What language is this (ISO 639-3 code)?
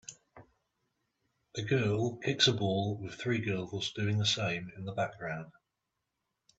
eng